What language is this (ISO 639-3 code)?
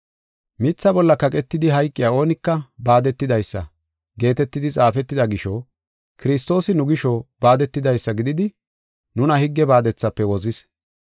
gof